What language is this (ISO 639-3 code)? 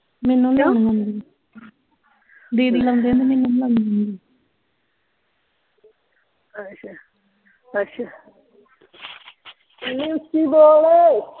pan